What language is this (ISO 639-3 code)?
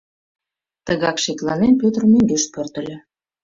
chm